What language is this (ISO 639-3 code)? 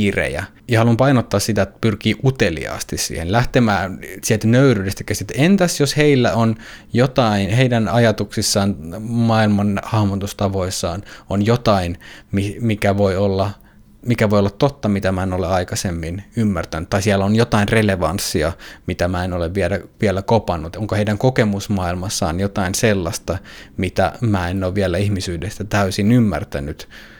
fin